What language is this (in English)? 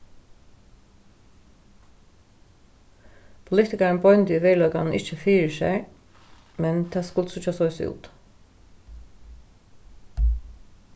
Faroese